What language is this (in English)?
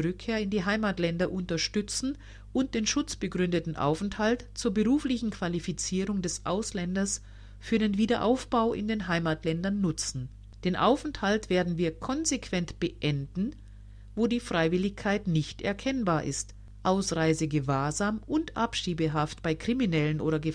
German